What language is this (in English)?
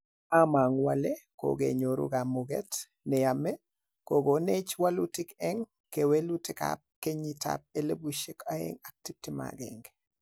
Kalenjin